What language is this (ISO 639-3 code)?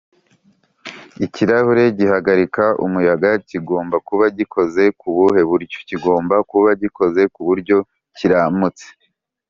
kin